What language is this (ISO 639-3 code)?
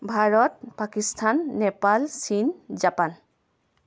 asm